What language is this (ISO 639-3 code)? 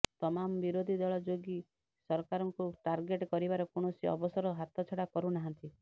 ori